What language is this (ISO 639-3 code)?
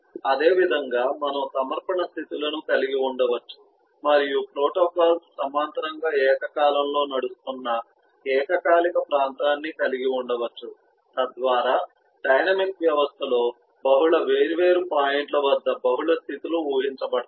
tel